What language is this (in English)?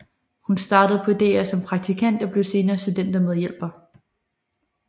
Danish